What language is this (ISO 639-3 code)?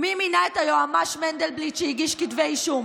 heb